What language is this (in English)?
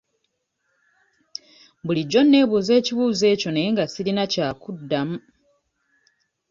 Ganda